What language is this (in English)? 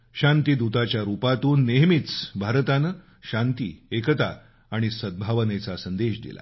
Marathi